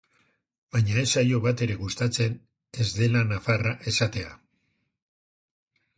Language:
Basque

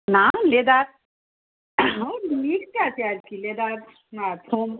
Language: Bangla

